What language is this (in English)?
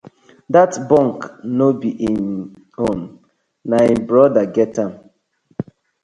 Nigerian Pidgin